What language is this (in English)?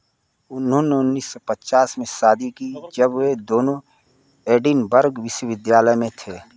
Hindi